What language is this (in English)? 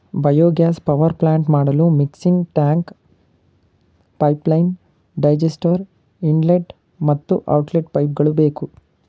Kannada